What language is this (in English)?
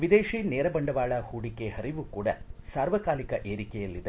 Kannada